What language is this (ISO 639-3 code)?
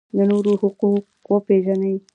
pus